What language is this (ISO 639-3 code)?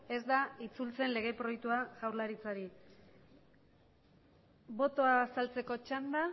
eus